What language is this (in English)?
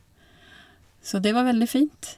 Norwegian